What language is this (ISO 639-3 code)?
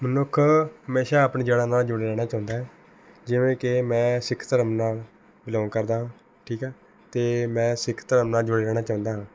pan